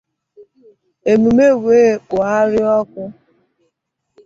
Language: Igbo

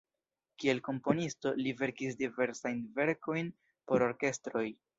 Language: Esperanto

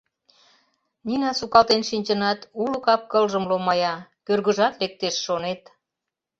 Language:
Mari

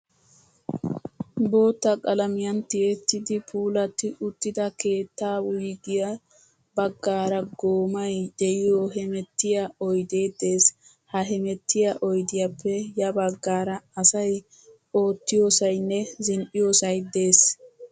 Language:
Wolaytta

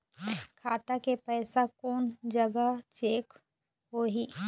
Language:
Chhattisgarhi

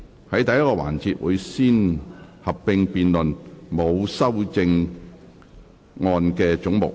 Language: Cantonese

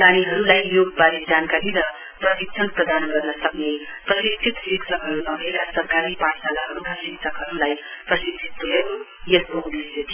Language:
Nepali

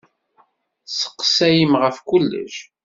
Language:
Kabyle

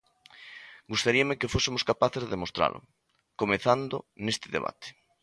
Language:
Galician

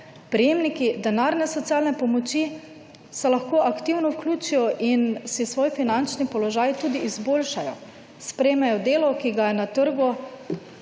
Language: Slovenian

